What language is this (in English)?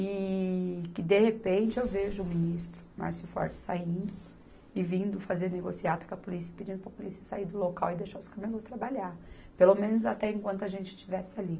Portuguese